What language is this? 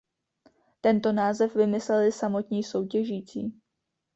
Czech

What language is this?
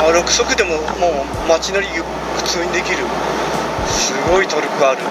Japanese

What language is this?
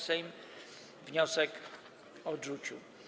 Polish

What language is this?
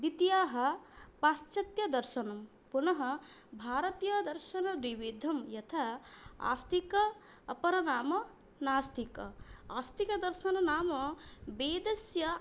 Sanskrit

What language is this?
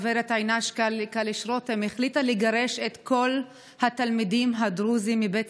Hebrew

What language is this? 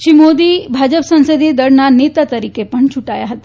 Gujarati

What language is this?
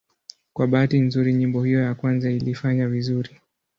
Swahili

